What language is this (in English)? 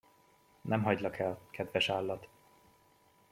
Hungarian